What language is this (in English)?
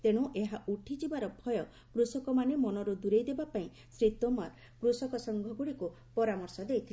Odia